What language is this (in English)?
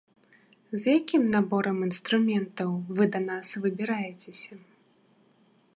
Belarusian